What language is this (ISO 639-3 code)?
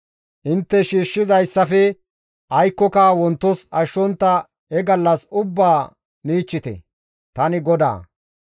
gmv